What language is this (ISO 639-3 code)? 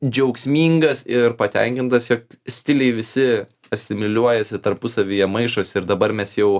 lit